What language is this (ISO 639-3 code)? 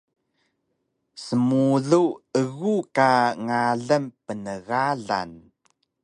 trv